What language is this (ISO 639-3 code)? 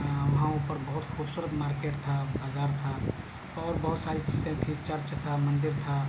urd